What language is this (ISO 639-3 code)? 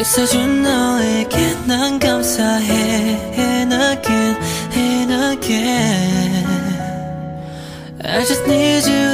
kor